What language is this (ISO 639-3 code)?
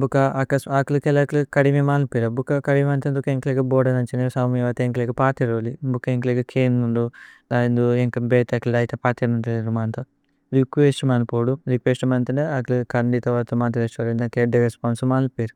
tcy